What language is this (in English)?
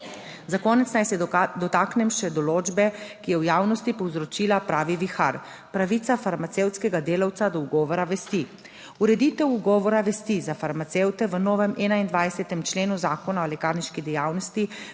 Slovenian